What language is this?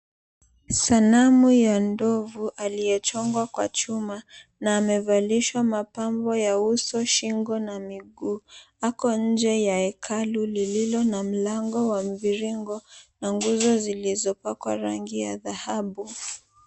Swahili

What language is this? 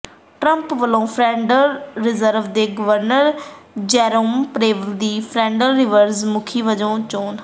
Punjabi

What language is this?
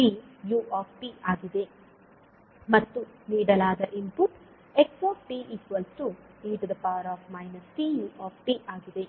Kannada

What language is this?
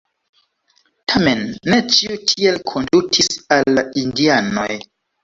Esperanto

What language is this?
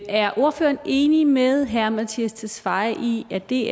Danish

